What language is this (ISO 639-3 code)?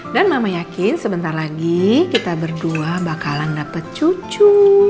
ind